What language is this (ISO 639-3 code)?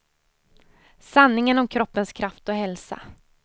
swe